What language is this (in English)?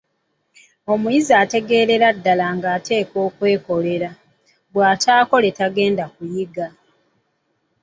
Ganda